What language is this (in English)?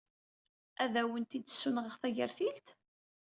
Kabyle